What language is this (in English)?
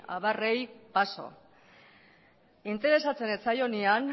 Basque